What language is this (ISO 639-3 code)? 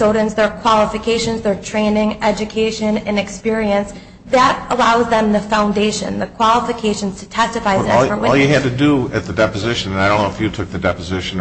eng